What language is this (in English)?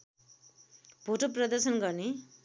Nepali